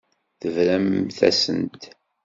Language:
Kabyle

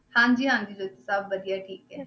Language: Punjabi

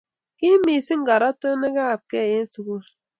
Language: Kalenjin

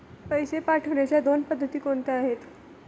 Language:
Marathi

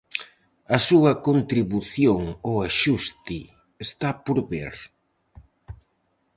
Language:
Galician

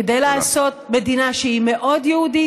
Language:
Hebrew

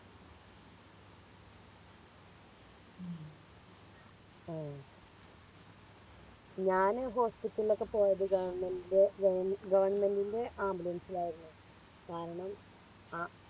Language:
Malayalam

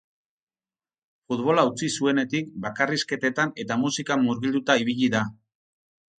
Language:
Basque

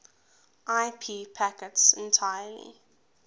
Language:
English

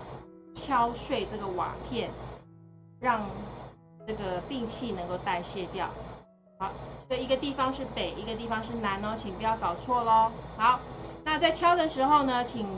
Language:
Chinese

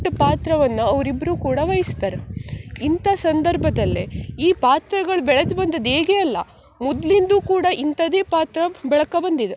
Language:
Kannada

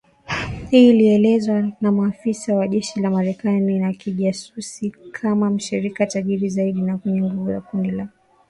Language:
Swahili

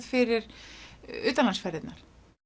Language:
Icelandic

